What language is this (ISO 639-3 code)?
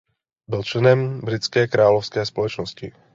ces